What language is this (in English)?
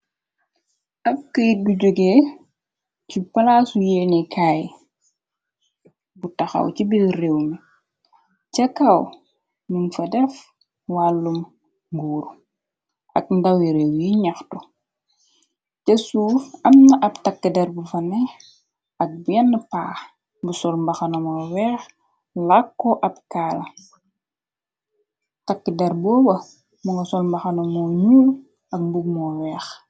Wolof